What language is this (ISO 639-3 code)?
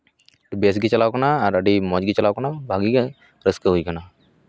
sat